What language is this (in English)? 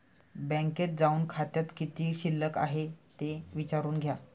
Marathi